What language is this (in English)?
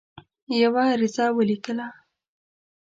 Pashto